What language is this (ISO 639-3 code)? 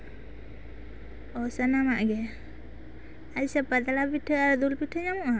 sat